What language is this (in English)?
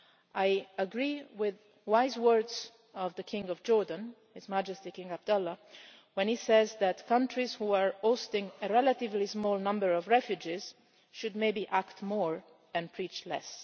English